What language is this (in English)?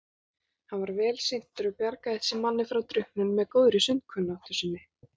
Icelandic